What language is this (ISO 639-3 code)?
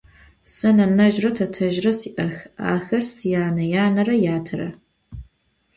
ady